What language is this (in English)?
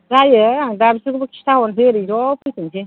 Bodo